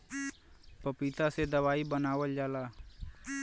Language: Bhojpuri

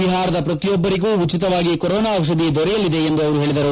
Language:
Kannada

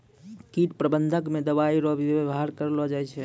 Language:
Maithili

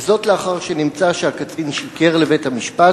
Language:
Hebrew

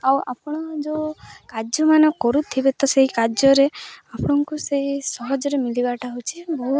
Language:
Odia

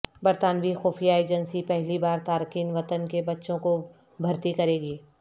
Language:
Urdu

